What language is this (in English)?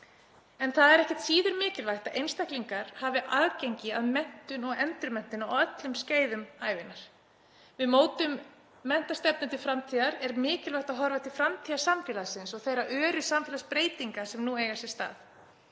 Icelandic